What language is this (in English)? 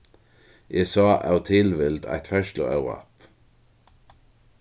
Faroese